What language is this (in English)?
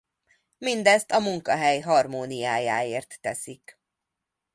Hungarian